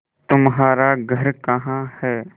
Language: Hindi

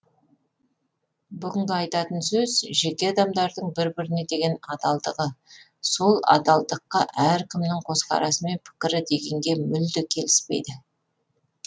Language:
Kazakh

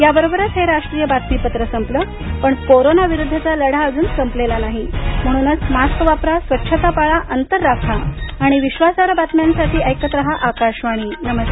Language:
Marathi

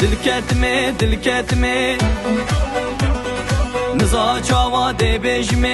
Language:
Arabic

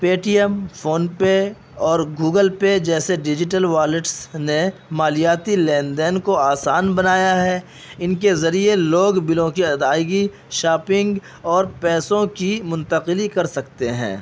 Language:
Urdu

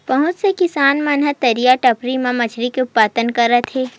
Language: Chhattisgarhi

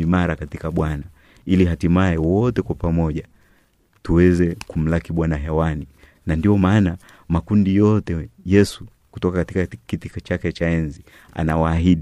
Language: Swahili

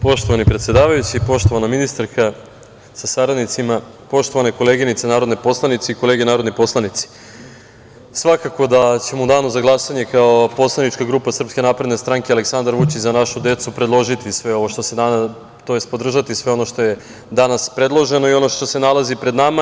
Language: Serbian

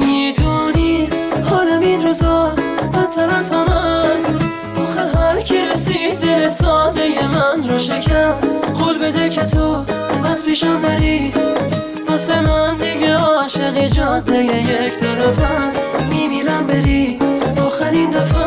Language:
Persian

